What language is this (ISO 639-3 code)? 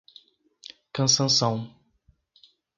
por